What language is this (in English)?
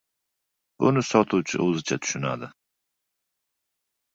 Uzbek